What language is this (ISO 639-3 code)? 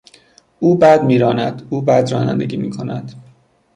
fas